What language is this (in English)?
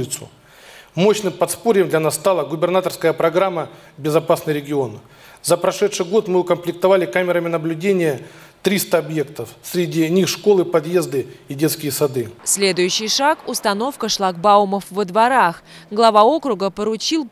Russian